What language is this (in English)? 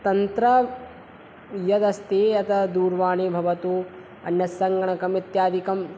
Sanskrit